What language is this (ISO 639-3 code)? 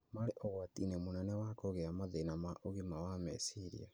kik